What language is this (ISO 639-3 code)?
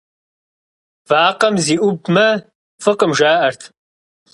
kbd